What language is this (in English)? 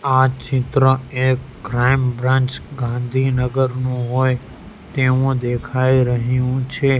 Gujarati